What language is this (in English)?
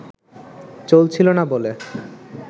Bangla